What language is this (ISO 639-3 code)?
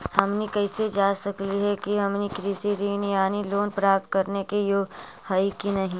mag